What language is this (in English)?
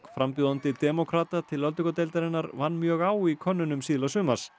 Icelandic